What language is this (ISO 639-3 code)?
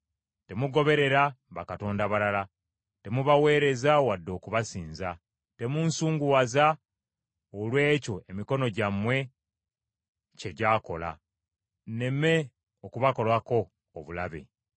lug